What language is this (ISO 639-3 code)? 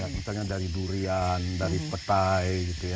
ind